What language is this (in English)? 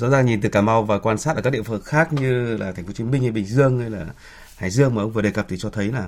Vietnamese